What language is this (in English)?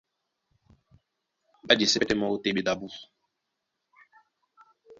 Duala